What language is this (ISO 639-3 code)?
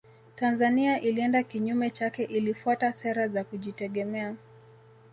swa